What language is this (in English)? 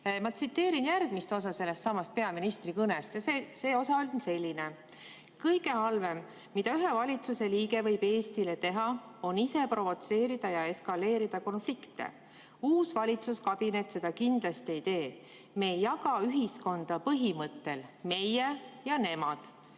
Estonian